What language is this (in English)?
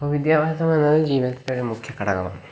Malayalam